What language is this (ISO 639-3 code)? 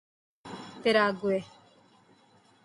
urd